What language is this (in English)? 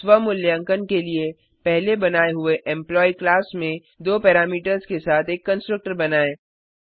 Hindi